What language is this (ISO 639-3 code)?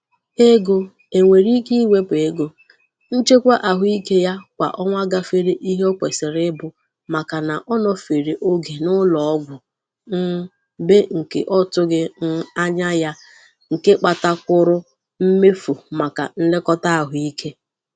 ibo